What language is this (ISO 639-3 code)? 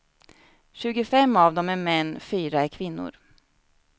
swe